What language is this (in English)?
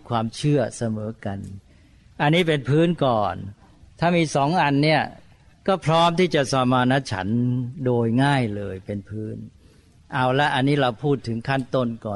Thai